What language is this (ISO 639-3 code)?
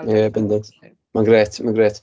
cym